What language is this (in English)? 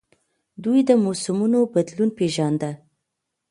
Pashto